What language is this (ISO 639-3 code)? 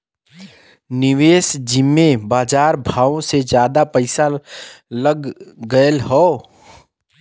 bho